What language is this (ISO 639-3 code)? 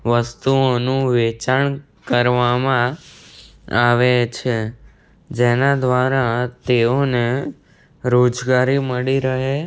guj